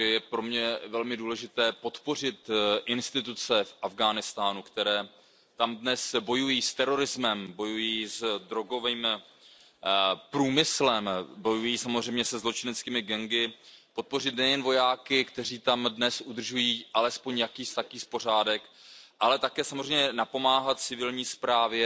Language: Czech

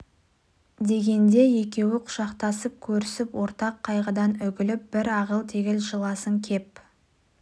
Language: Kazakh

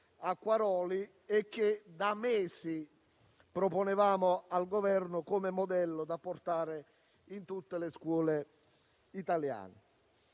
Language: Italian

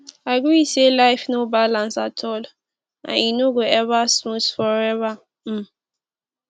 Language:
Nigerian Pidgin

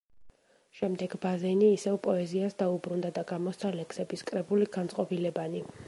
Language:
Georgian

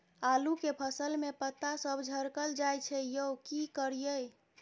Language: Maithili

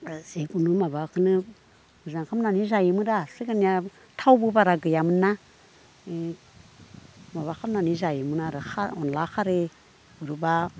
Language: Bodo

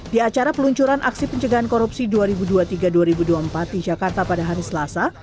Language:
Indonesian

